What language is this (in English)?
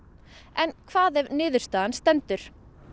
Icelandic